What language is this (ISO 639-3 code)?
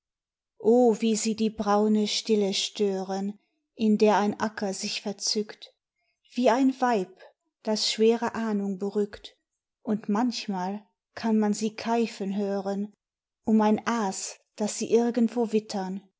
deu